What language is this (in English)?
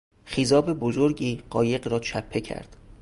Persian